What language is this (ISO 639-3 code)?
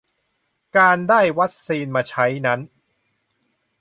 tha